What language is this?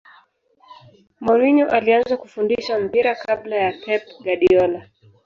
Swahili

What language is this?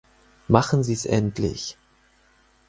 German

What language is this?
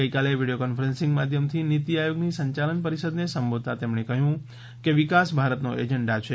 Gujarati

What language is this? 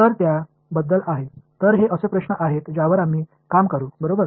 Marathi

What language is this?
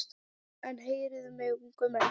Icelandic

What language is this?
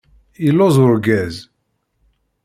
Kabyle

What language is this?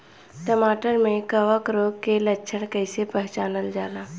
Bhojpuri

